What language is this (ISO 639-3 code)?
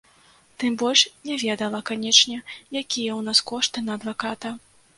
bel